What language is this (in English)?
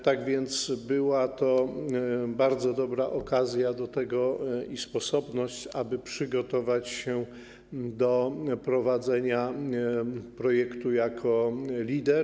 Polish